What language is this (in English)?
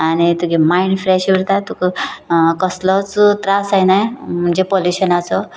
Konkani